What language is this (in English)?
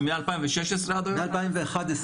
Hebrew